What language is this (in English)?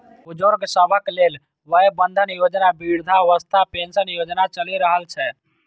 Maithili